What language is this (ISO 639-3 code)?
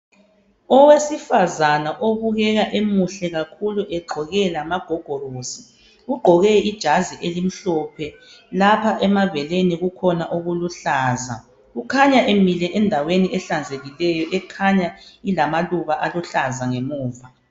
nde